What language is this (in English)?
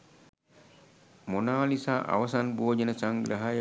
Sinhala